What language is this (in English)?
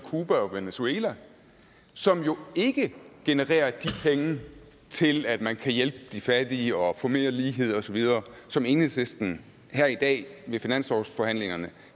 Danish